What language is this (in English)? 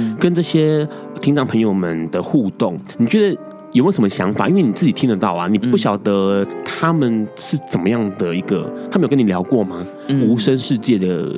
Chinese